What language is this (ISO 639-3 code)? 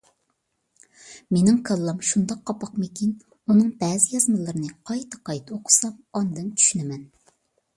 uig